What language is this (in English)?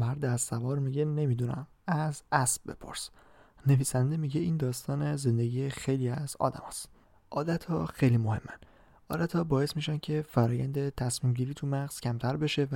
Persian